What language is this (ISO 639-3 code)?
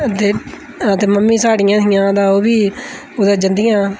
doi